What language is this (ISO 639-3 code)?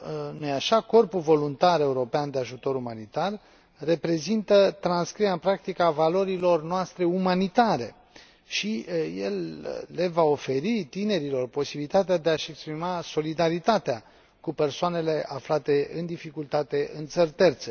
ron